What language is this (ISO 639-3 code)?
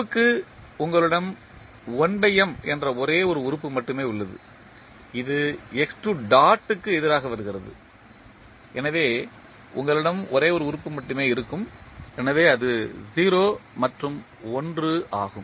tam